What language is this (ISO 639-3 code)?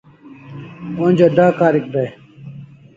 kls